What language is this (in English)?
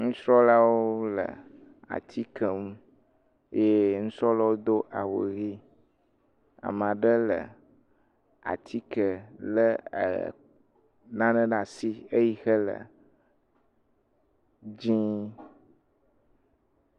Ewe